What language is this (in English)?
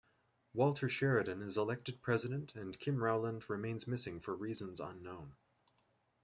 English